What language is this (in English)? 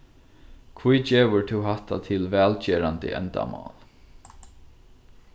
Faroese